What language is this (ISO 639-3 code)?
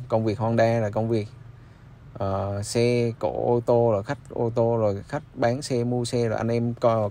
vie